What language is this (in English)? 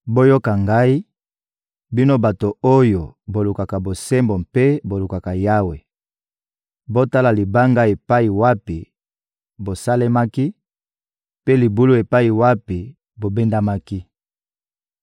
Lingala